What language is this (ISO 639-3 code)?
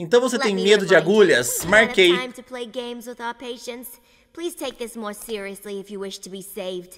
por